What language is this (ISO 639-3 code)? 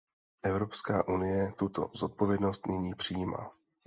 ces